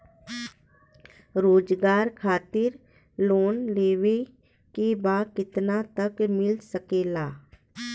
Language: Bhojpuri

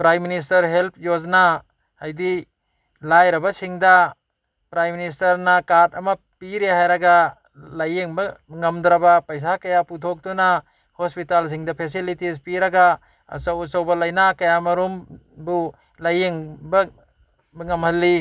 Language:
Manipuri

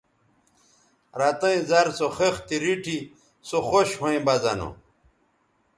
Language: Bateri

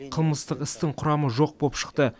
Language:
Kazakh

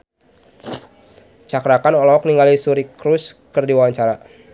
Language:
Sundanese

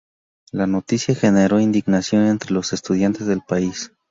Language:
Spanish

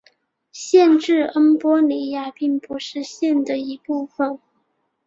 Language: Chinese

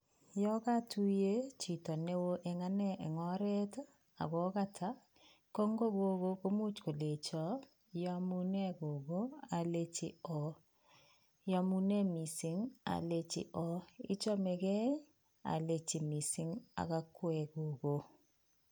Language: Kalenjin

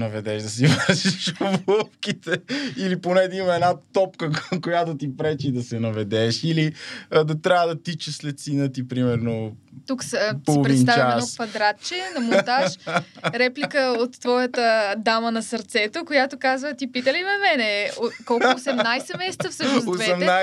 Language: Bulgarian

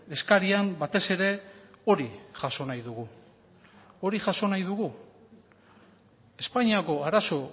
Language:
Basque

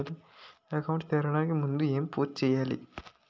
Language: Telugu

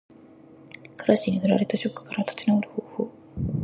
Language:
Japanese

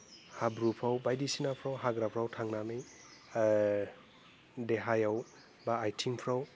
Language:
Bodo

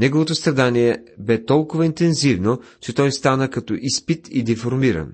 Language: Bulgarian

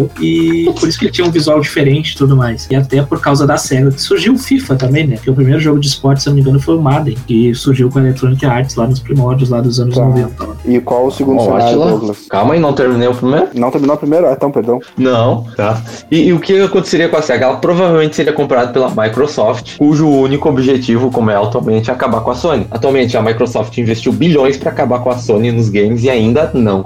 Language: Portuguese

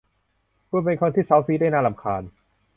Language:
Thai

